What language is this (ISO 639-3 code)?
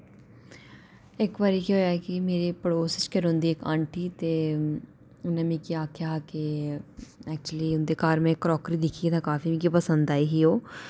doi